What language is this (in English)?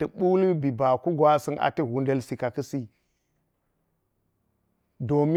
Geji